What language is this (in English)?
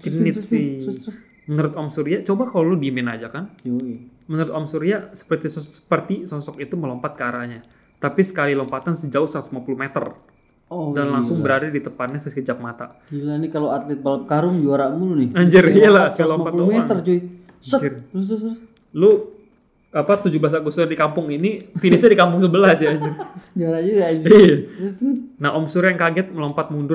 Indonesian